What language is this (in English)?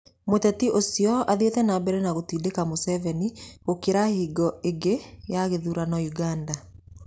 Kikuyu